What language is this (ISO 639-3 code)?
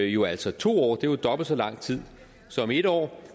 dan